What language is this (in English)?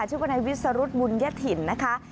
Thai